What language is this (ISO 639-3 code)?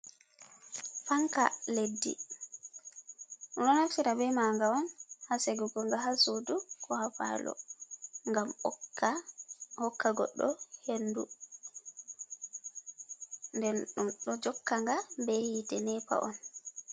ful